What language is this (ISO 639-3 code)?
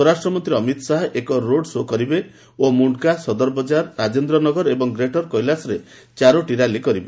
ori